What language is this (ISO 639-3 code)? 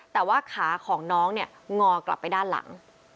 tha